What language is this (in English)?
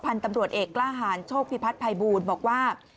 Thai